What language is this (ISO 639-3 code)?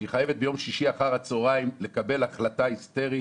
heb